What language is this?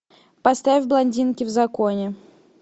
Russian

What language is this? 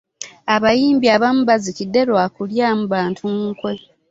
Ganda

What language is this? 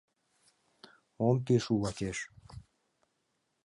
Mari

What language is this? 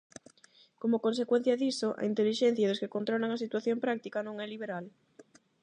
Galician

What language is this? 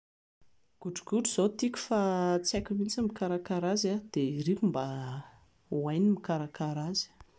Malagasy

